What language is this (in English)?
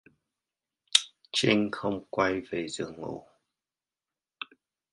Vietnamese